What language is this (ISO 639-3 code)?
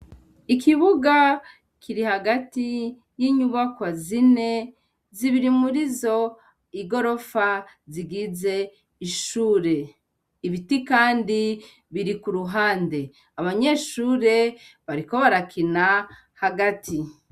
run